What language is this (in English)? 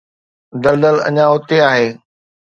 Sindhi